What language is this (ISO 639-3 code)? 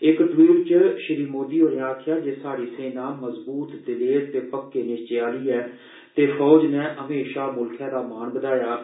doi